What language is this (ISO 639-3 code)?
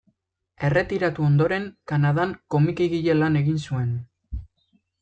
eus